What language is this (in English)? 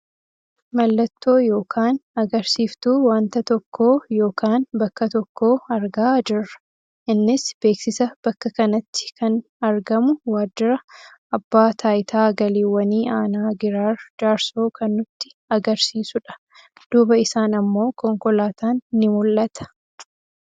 Oromo